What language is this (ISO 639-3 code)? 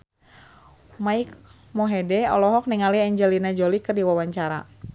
sun